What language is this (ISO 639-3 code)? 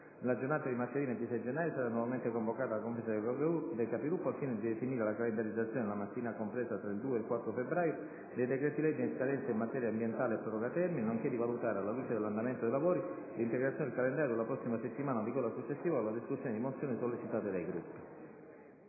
ita